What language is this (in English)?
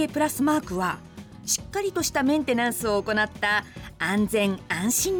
Japanese